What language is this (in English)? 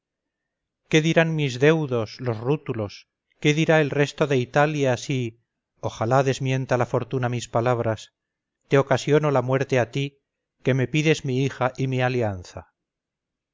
Spanish